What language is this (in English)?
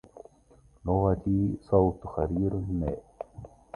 Arabic